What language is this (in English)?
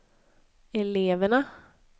Swedish